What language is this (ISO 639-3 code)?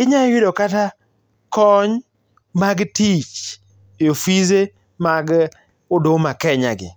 luo